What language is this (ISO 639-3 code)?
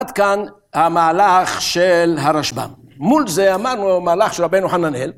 heb